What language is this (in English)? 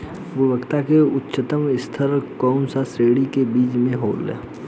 Bhojpuri